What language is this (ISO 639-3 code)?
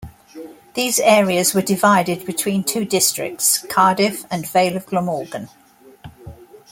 eng